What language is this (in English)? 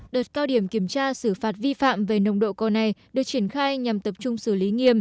Vietnamese